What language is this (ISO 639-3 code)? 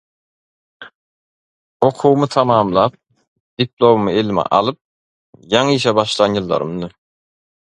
tuk